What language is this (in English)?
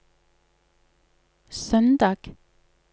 Norwegian